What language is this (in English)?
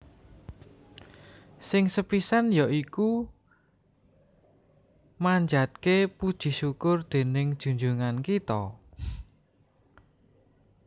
Javanese